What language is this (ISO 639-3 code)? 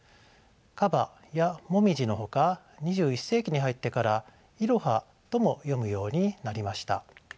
jpn